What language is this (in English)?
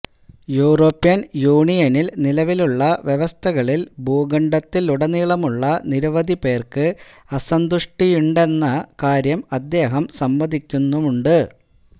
Malayalam